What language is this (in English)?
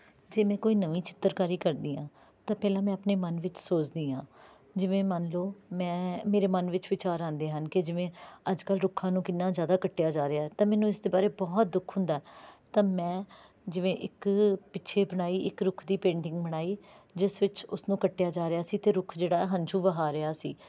Punjabi